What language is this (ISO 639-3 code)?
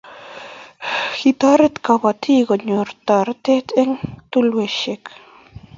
kln